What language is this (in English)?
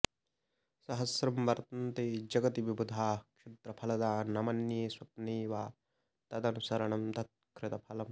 Sanskrit